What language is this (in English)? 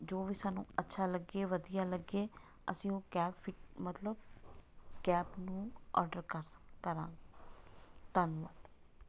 Punjabi